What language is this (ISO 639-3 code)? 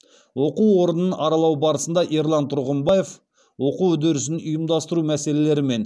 kaz